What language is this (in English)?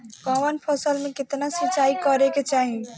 Bhojpuri